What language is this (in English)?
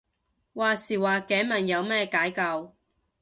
Cantonese